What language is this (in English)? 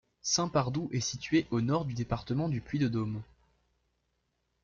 French